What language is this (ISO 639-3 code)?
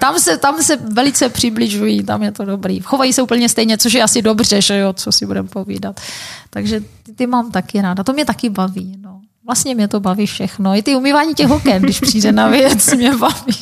ces